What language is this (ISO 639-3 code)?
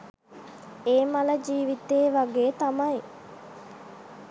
sin